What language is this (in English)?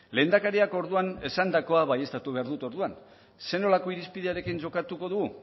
Basque